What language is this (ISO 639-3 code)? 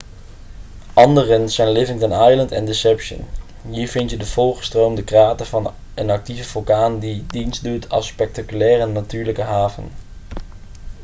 nld